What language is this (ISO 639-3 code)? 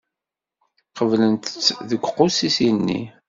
kab